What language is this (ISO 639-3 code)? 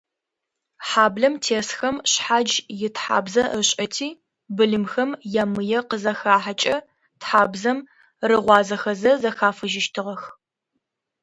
ady